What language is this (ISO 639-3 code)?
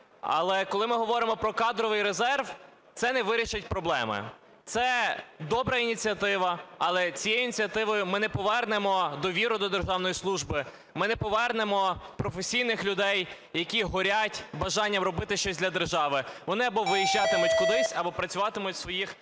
ukr